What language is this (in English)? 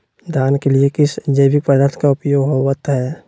Magahi